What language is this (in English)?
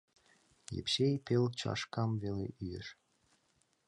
Mari